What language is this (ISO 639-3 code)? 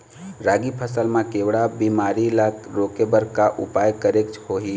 hne